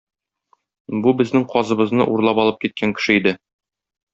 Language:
Tatar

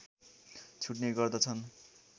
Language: Nepali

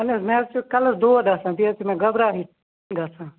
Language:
Kashmiri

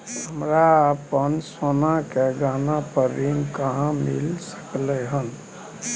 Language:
Maithili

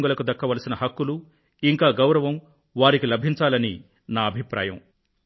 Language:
Telugu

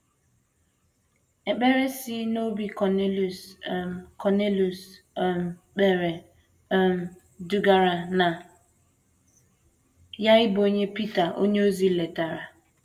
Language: Igbo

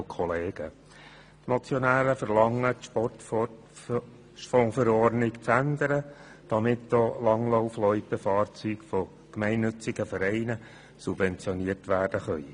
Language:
Swiss German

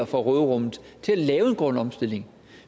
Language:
Danish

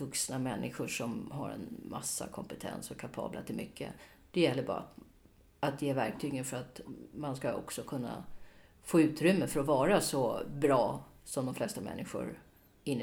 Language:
Swedish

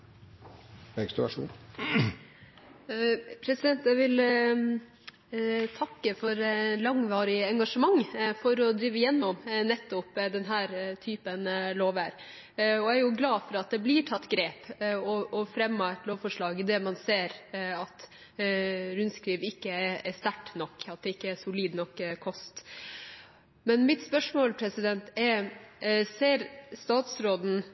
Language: Norwegian Nynorsk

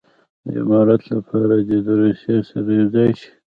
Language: Pashto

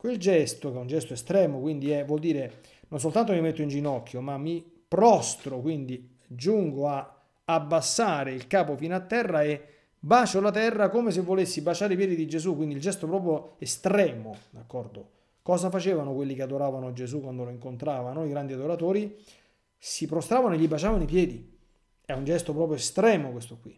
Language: Italian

